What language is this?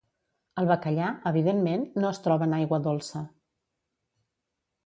Catalan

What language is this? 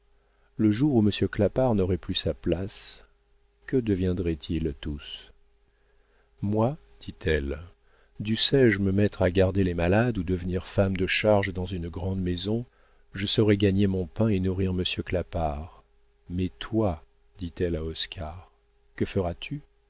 French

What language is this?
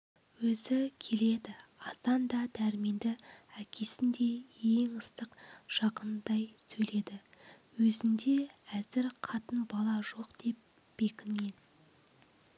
Kazakh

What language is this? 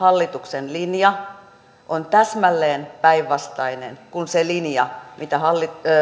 Finnish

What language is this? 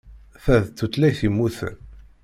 Kabyle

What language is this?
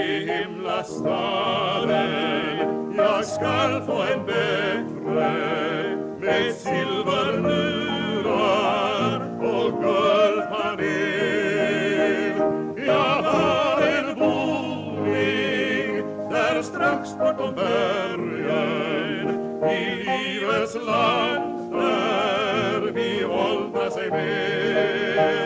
Swedish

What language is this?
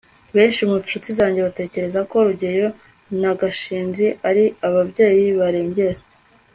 Kinyarwanda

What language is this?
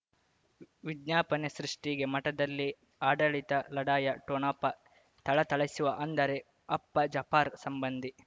Kannada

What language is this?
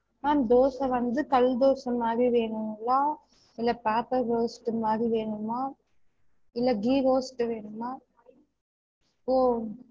Tamil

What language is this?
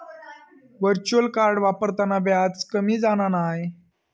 Marathi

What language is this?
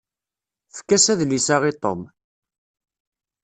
Kabyle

